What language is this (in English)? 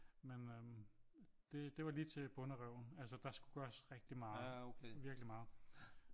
Danish